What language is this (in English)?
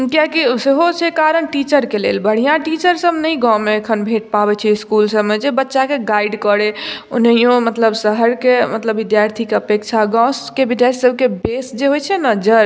Maithili